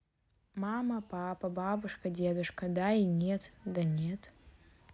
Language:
Russian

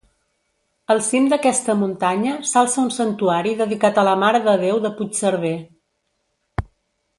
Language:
Catalan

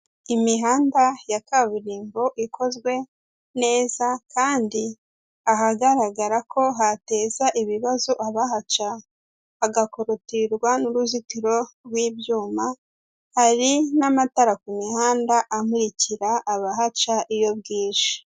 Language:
Kinyarwanda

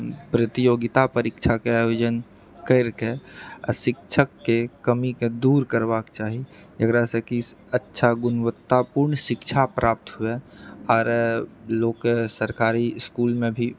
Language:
Maithili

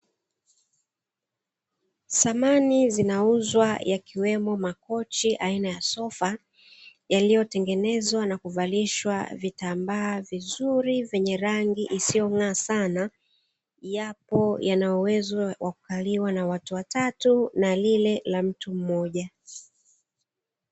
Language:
Swahili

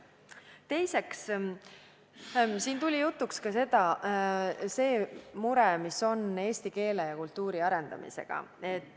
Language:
Estonian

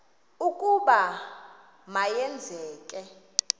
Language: Xhosa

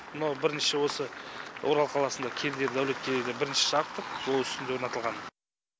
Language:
Kazakh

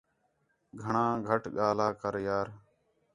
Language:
Khetrani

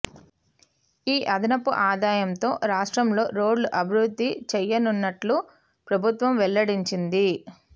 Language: Telugu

